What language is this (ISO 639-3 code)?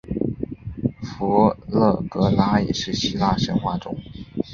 zho